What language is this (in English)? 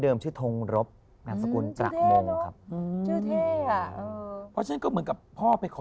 Thai